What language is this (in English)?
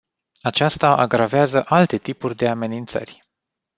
Romanian